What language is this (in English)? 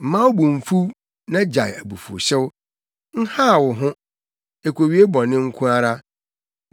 Akan